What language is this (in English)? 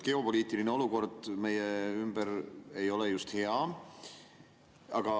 Estonian